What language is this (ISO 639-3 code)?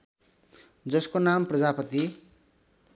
nep